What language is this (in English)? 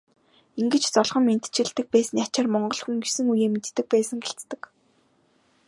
Mongolian